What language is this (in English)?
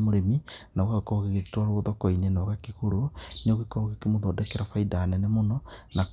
Kikuyu